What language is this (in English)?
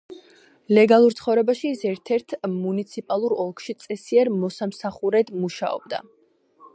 Georgian